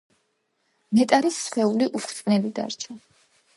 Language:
Georgian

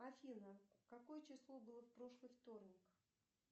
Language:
Russian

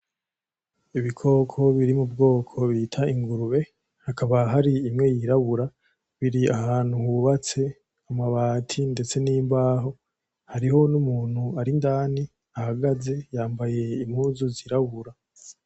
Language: Rundi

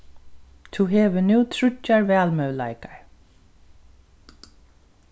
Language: Faroese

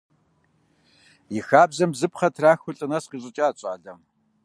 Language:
Kabardian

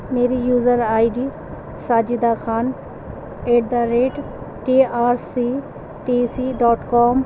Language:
Urdu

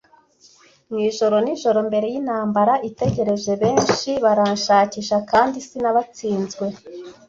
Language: Kinyarwanda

